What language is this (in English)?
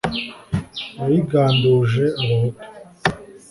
Kinyarwanda